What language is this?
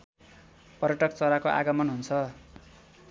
Nepali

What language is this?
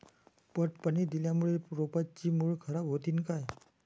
Marathi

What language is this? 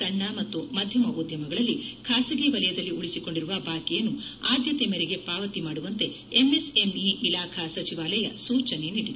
Kannada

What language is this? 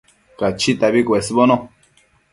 Matsés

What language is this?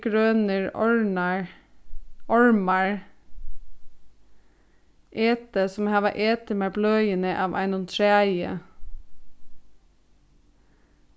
Faroese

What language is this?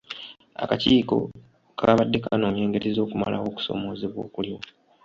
Ganda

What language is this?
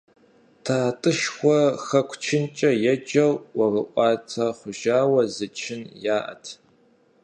Kabardian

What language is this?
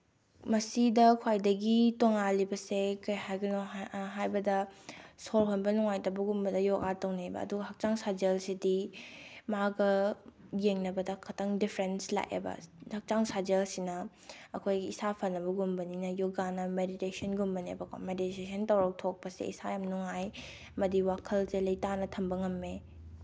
Manipuri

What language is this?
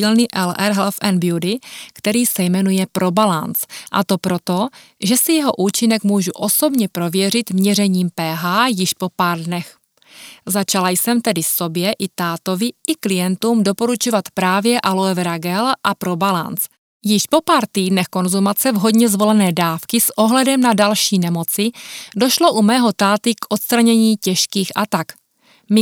Czech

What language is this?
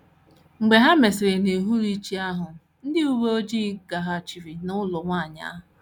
Igbo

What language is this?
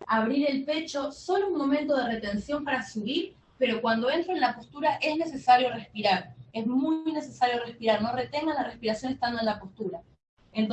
Spanish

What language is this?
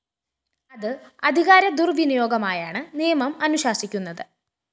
Malayalam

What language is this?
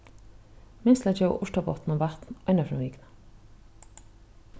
Faroese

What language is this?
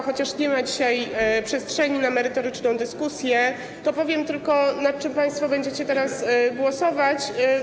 Polish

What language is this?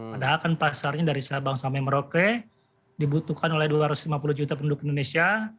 Indonesian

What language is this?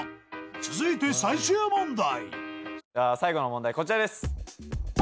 Japanese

